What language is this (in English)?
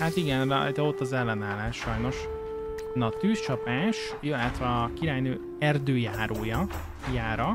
Hungarian